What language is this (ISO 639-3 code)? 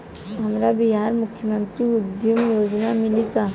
bho